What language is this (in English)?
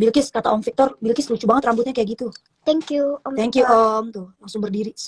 Indonesian